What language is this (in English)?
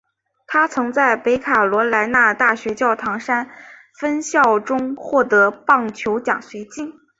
Chinese